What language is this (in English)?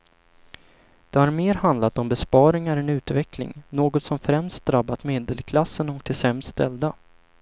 Swedish